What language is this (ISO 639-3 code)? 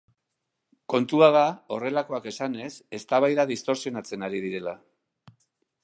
eus